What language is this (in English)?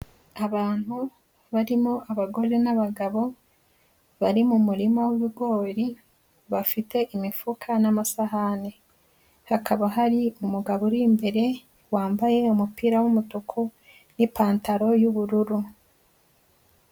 Kinyarwanda